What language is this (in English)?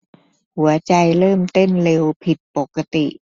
Thai